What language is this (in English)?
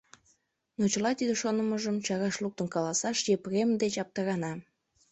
Mari